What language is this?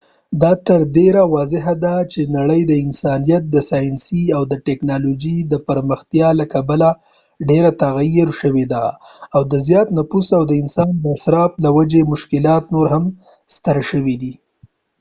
Pashto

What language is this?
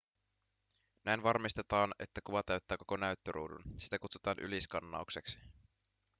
Finnish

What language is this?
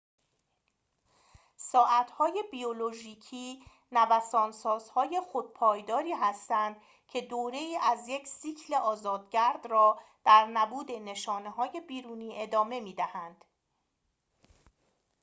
Persian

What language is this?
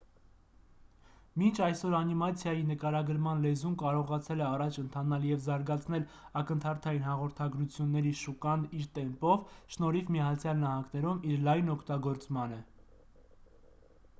Armenian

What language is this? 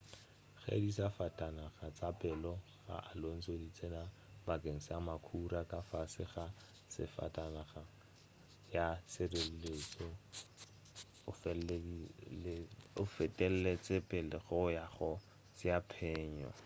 Northern Sotho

